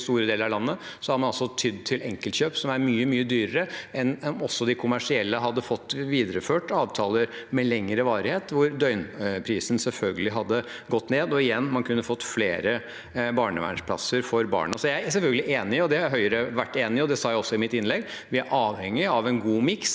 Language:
Norwegian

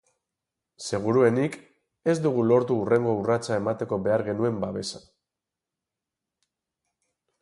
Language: Basque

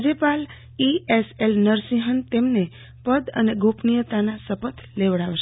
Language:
Gujarati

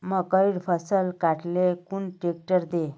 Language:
Magahi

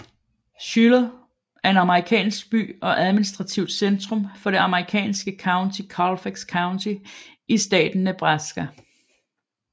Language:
Danish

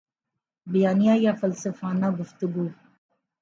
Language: Urdu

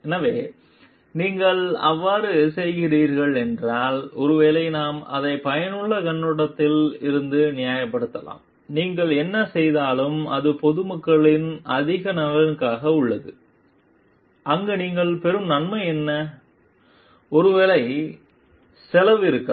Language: Tamil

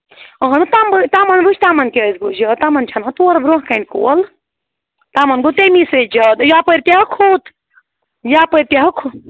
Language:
Kashmiri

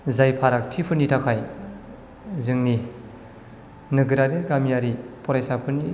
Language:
Bodo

